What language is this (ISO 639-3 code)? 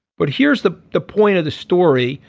eng